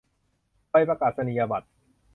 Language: Thai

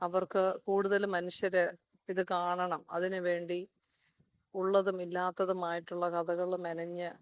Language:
Malayalam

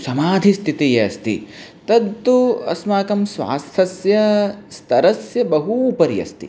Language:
Sanskrit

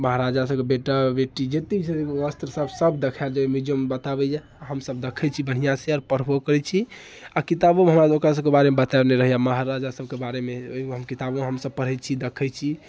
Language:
Maithili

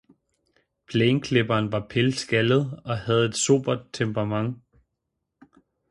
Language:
Danish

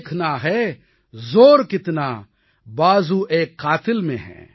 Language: Tamil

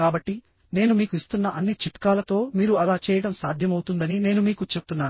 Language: Telugu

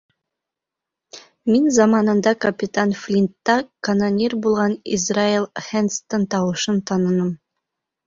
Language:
Bashkir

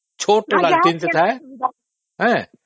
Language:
Odia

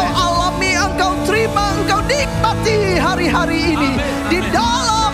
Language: Indonesian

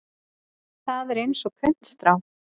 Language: Icelandic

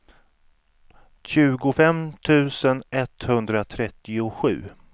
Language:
Swedish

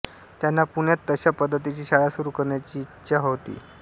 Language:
Marathi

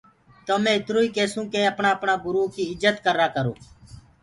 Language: Gurgula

